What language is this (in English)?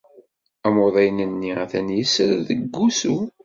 Kabyle